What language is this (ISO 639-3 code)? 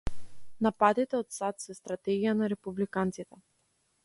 mkd